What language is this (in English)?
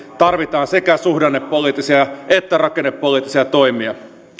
Finnish